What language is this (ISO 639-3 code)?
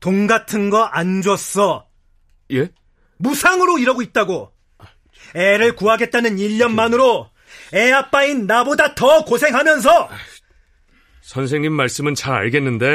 kor